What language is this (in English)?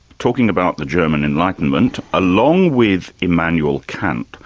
English